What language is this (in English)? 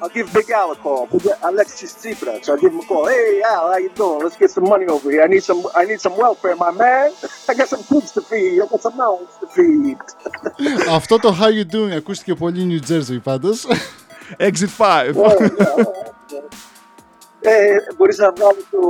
Greek